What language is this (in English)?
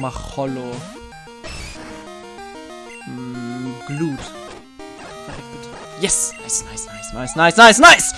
German